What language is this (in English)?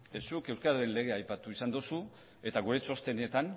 Basque